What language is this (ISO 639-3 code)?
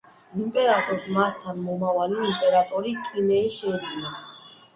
kat